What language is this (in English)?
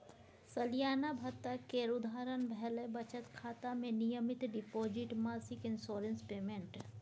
Maithili